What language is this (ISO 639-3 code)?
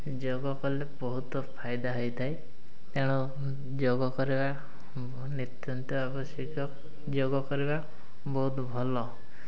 ori